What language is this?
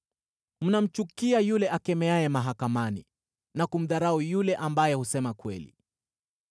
Swahili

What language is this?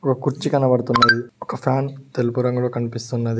Telugu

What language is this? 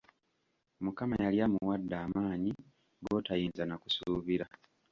Ganda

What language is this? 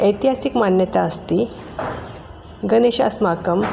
Sanskrit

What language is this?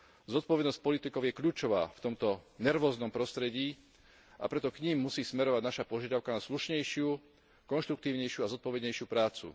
Slovak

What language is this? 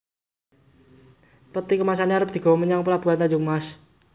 Javanese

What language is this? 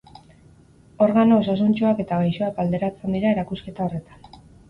Basque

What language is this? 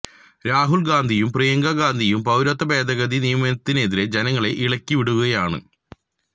Malayalam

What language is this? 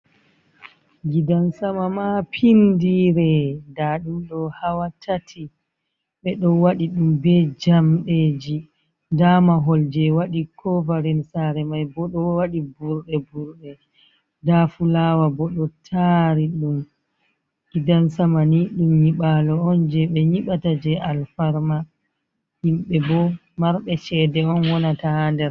Fula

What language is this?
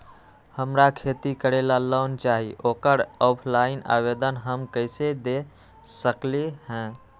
Magahi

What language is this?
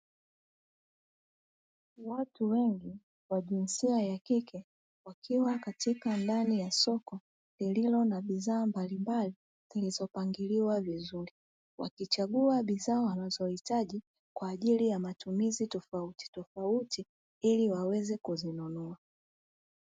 Swahili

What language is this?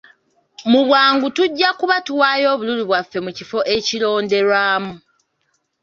Ganda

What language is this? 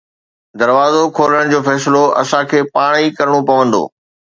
Sindhi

